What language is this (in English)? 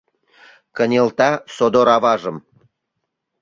Mari